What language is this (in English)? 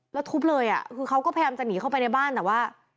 Thai